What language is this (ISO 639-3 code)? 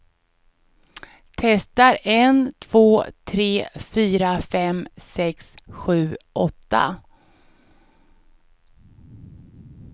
swe